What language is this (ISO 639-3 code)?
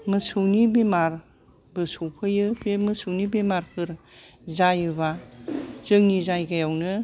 brx